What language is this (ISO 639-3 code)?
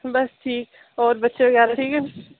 doi